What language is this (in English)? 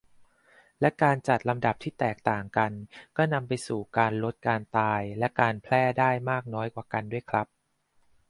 Thai